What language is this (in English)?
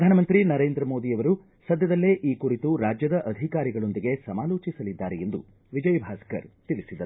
Kannada